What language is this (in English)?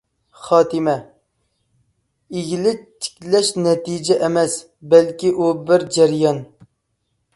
Uyghur